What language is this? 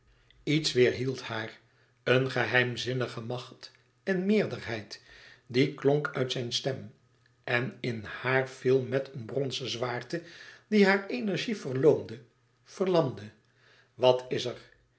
Dutch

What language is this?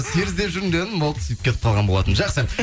Kazakh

